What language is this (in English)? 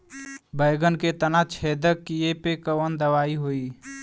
Bhojpuri